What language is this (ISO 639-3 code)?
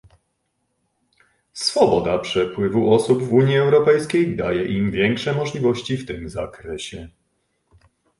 pol